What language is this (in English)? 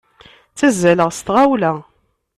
Kabyle